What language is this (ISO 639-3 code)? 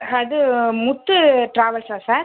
tam